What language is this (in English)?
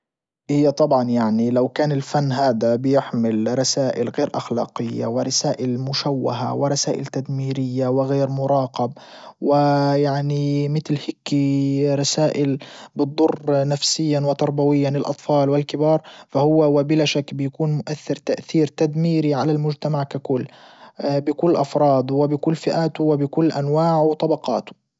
Libyan Arabic